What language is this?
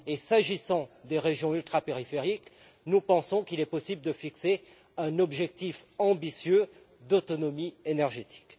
French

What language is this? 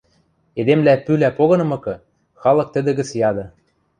Western Mari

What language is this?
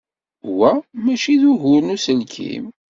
Kabyle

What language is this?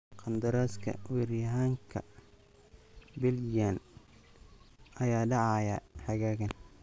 Somali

